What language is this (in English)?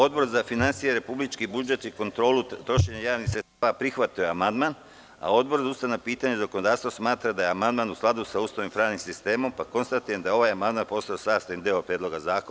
Serbian